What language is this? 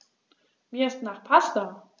German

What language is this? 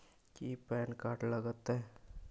Magahi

